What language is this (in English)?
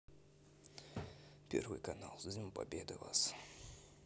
Russian